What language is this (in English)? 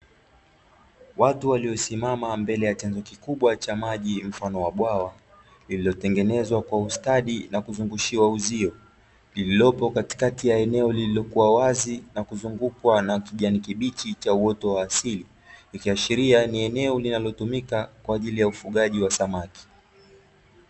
Swahili